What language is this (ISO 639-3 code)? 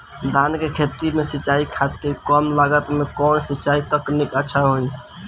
bho